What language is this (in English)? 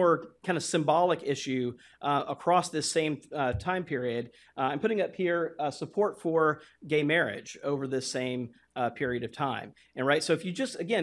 English